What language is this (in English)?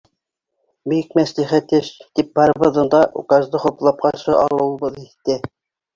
Bashkir